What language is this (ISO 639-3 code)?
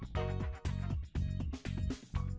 vie